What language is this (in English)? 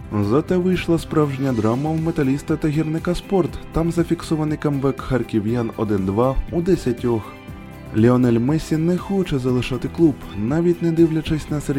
Ukrainian